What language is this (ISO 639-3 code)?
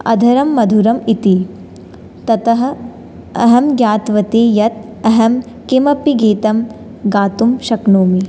san